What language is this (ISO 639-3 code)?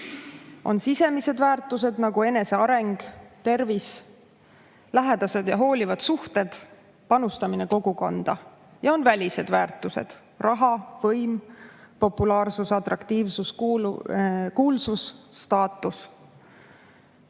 est